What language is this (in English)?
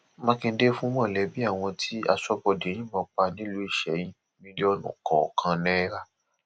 Yoruba